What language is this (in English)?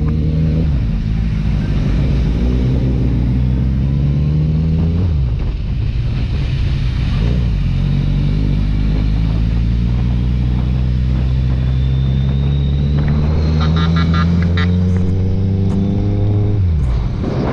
Vietnamese